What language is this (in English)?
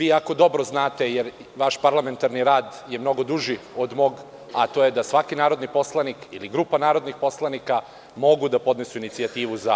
Serbian